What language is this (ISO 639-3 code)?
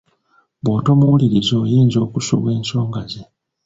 lug